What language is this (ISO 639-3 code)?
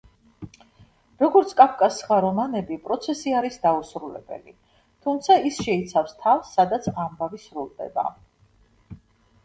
kat